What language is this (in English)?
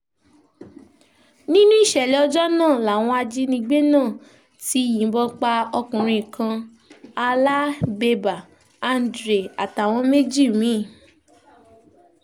Yoruba